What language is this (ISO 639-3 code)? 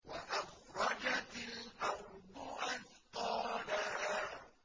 ara